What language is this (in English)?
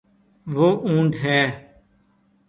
Urdu